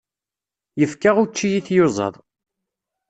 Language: Kabyle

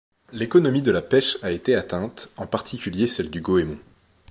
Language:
French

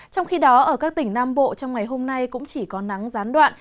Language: Vietnamese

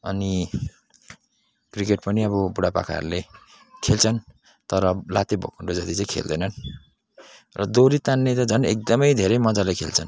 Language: Nepali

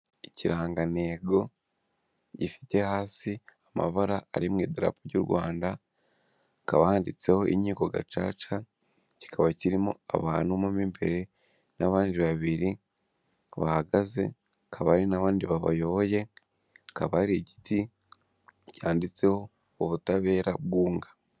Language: Kinyarwanda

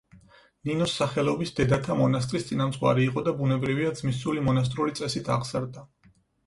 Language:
Georgian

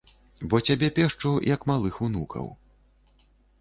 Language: Belarusian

